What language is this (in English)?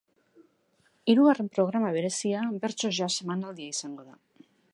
Basque